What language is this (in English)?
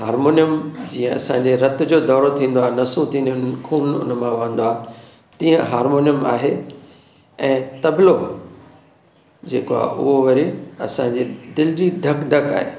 Sindhi